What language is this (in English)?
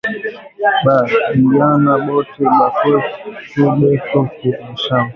Swahili